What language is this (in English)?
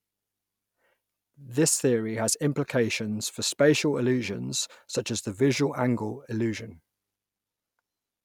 English